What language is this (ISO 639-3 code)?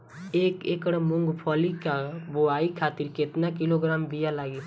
bho